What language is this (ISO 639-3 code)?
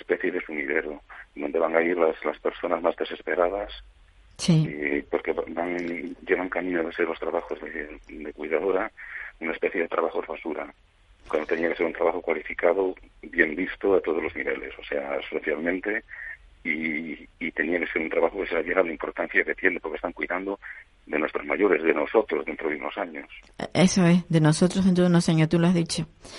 spa